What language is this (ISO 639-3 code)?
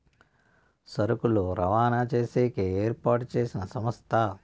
tel